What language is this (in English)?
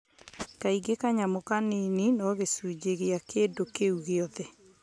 Kikuyu